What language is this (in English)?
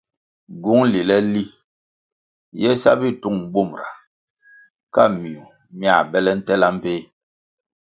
Kwasio